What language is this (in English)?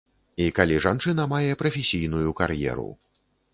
Belarusian